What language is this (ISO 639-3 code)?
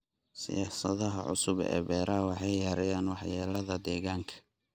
som